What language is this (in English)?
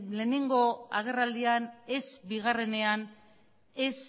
Basque